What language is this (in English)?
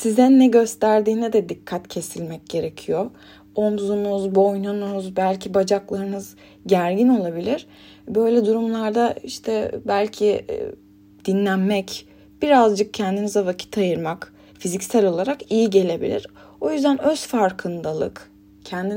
Turkish